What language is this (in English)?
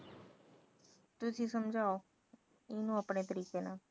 Punjabi